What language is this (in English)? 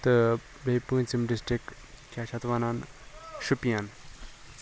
Kashmiri